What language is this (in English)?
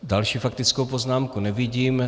Czech